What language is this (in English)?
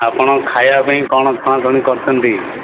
Odia